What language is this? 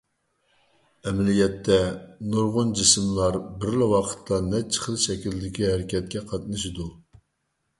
Uyghur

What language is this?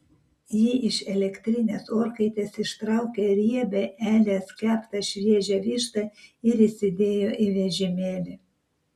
Lithuanian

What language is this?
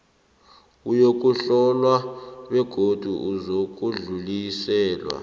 South Ndebele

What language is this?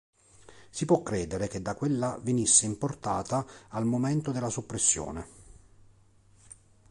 Italian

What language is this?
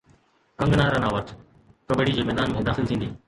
Sindhi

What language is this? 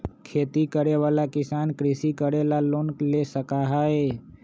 Magahi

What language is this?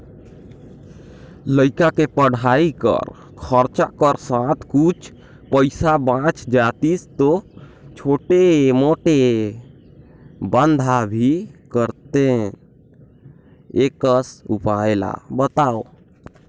Chhattisgarhi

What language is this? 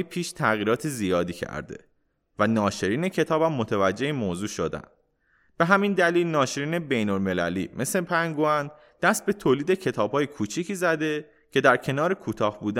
Persian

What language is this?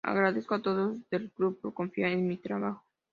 Spanish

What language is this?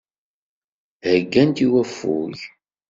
Kabyle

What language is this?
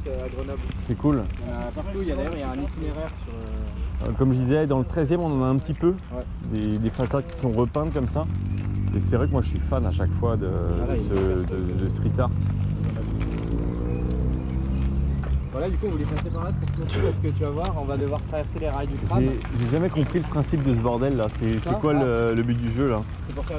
French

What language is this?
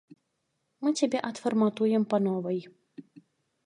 Belarusian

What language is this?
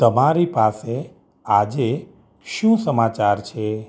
Gujarati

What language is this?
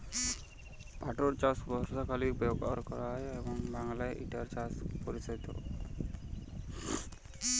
Bangla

